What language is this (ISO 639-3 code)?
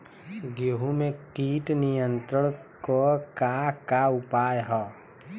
bho